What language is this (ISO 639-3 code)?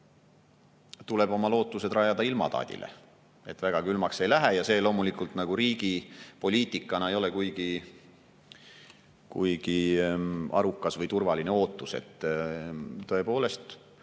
est